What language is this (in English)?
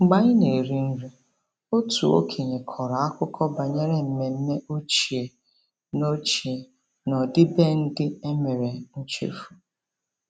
Igbo